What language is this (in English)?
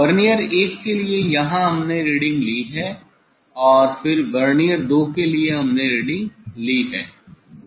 Hindi